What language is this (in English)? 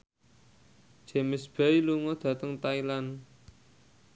Javanese